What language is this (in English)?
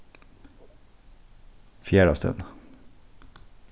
Faroese